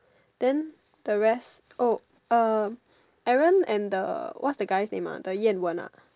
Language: English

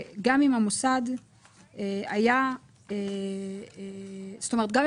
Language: Hebrew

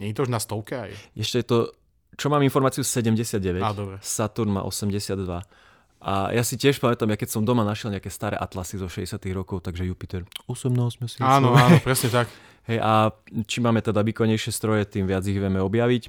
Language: Slovak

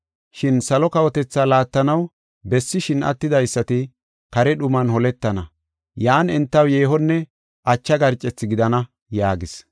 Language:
Gofa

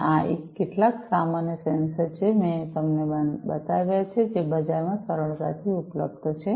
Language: Gujarati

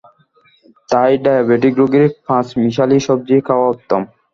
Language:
Bangla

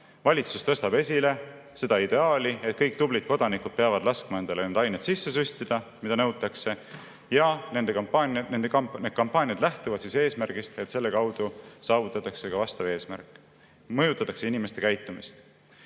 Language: Estonian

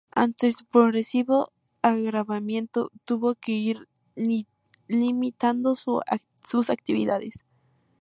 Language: Spanish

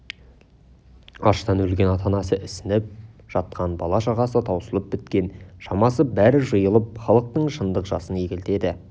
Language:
Kazakh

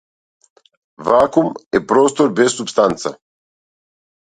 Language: Macedonian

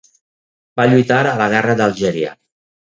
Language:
Catalan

